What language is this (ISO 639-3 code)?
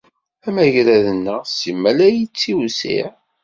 kab